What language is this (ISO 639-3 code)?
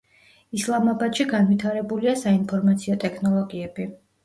kat